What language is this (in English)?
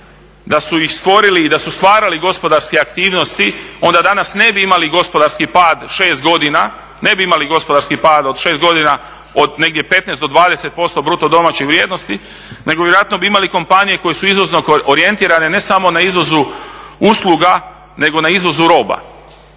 Croatian